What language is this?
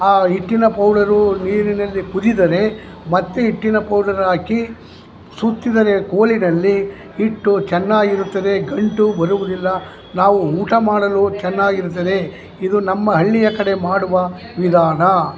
Kannada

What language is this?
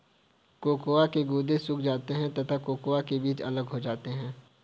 Hindi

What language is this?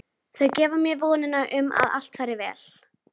Icelandic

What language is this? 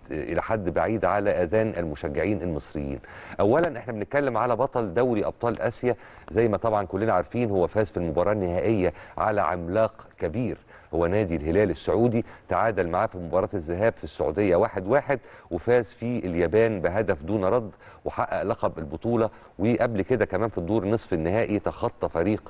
Arabic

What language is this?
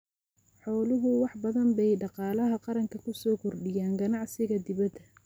Somali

